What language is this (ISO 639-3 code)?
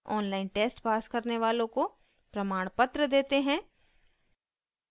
hin